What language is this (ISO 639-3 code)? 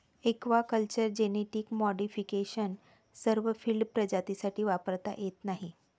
mar